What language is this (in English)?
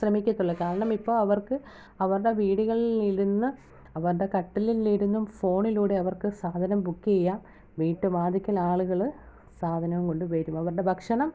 Malayalam